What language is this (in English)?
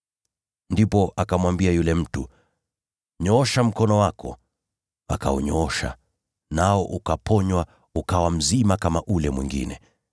Swahili